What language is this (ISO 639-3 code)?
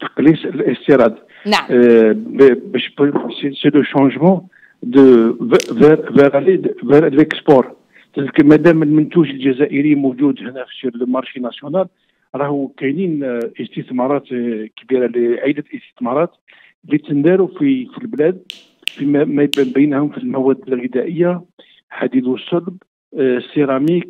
ara